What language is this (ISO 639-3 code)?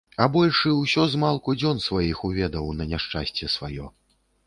bel